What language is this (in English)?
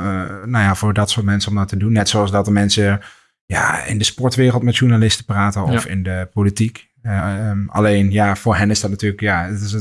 Dutch